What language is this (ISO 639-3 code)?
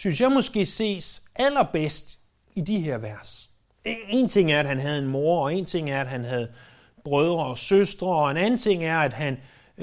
dan